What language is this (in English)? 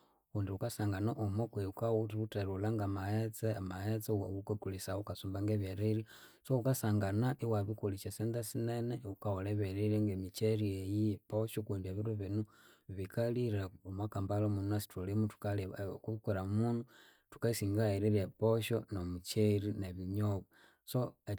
Konzo